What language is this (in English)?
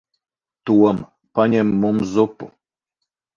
Latvian